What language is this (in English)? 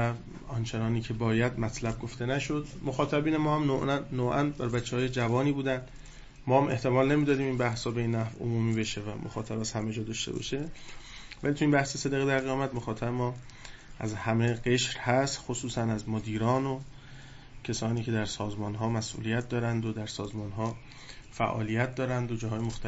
Persian